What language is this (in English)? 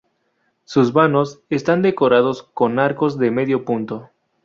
Spanish